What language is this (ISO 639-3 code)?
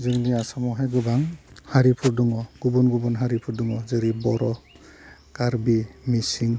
brx